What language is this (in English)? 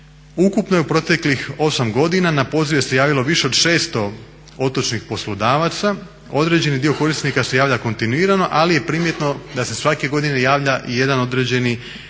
Croatian